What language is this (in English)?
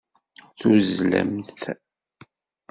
Kabyle